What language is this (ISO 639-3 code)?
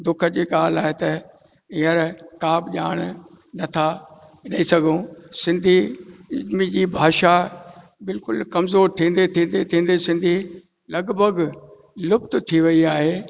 snd